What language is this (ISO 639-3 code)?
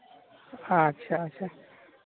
sat